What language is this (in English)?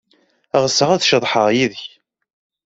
Kabyle